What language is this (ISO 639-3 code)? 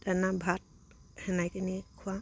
asm